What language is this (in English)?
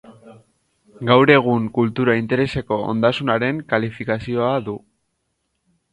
Basque